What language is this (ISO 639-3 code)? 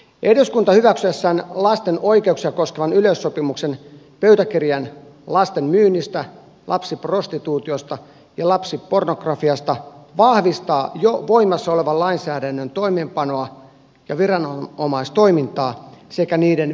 fin